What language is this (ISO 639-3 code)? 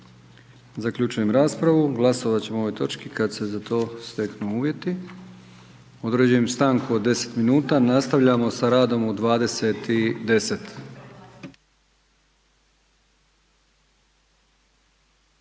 hrv